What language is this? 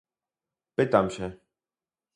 Polish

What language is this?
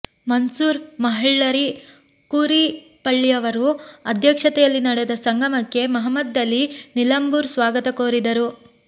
Kannada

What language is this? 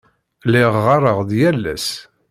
Kabyle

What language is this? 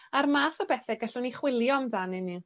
Welsh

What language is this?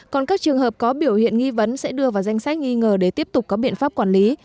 Vietnamese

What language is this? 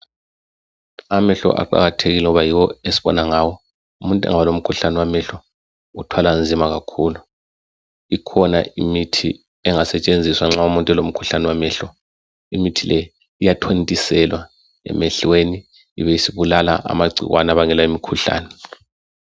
North Ndebele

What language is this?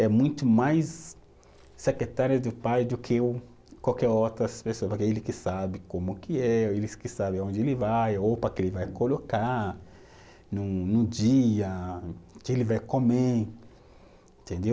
Portuguese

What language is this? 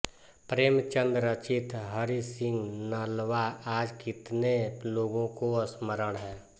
Hindi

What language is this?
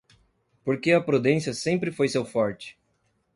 Portuguese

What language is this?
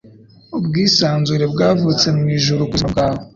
Kinyarwanda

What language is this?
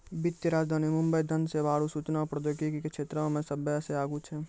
Maithili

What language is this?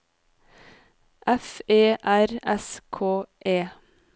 Norwegian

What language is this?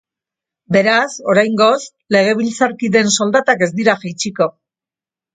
Basque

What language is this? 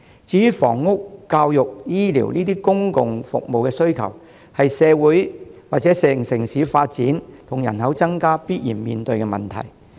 Cantonese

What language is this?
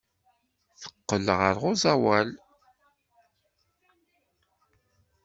Kabyle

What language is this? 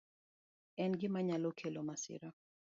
Luo (Kenya and Tanzania)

